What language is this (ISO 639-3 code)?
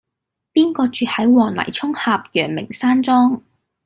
yue